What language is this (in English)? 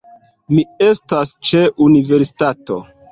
Esperanto